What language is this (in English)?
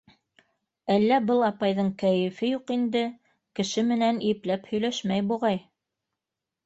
Bashkir